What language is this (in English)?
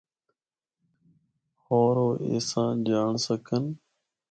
Northern Hindko